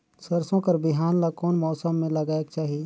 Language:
Chhattisgarhi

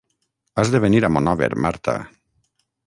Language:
Catalan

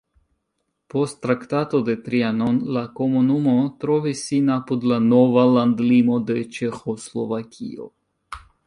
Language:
Esperanto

